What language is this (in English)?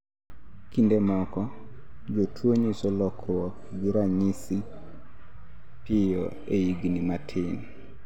Luo (Kenya and Tanzania)